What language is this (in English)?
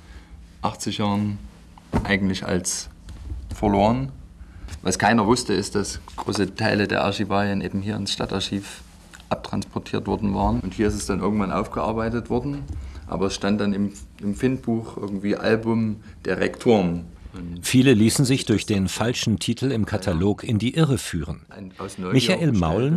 German